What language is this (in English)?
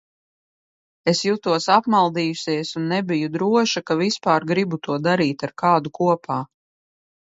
Latvian